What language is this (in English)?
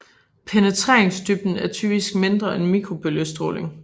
Danish